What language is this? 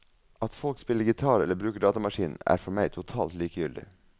Norwegian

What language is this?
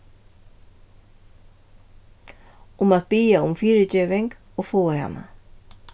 Faroese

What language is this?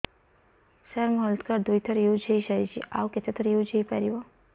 Odia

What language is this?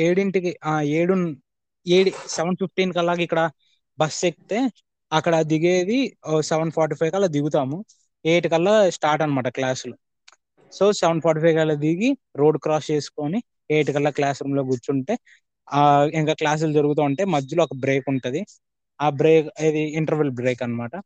Telugu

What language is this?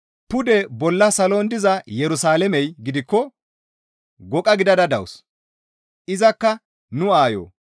Gamo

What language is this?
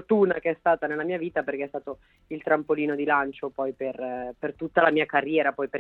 Italian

